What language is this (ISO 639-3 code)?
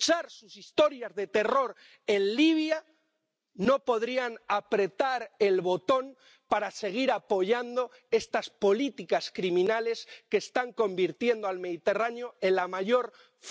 spa